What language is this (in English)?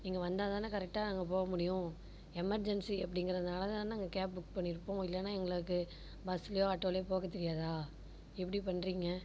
Tamil